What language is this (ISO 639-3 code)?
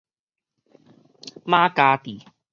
nan